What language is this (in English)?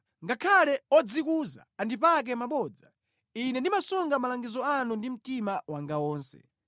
Nyanja